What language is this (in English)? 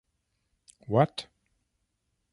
English